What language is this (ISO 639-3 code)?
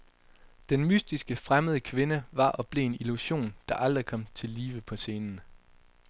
dan